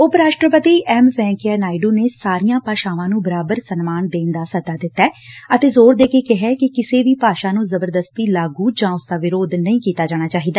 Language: Punjabi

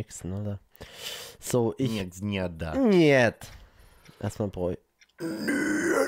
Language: German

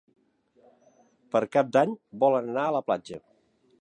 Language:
Catalan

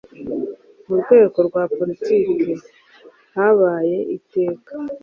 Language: Kinyarwanda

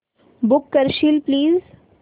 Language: Marathi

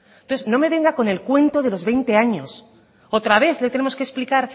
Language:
Spanish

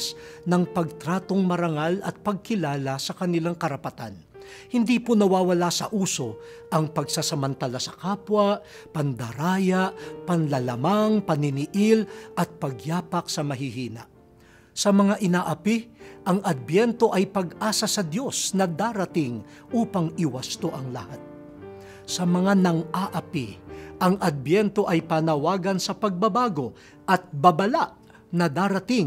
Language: Filipino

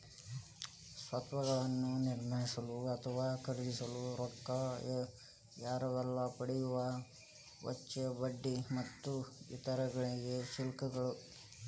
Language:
Kannada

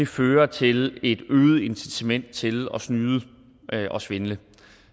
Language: Danish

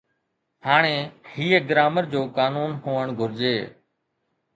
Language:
Sindhi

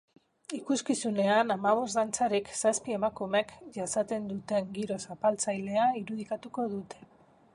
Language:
Basque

